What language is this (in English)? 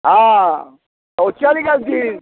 Maithili